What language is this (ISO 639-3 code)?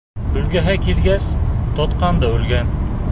bak